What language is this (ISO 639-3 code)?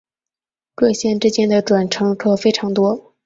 zho